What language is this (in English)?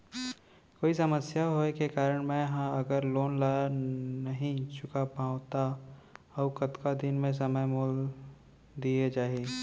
Chhattisgarhi